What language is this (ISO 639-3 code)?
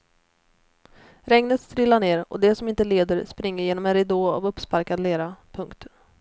swe